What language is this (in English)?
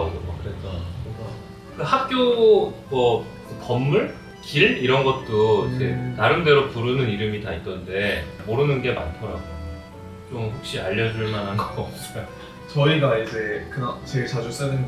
Korean